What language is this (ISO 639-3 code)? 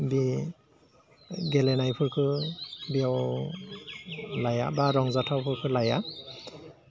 brx